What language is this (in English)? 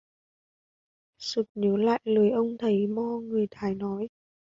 Vietnamese